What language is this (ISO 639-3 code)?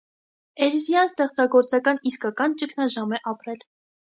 hye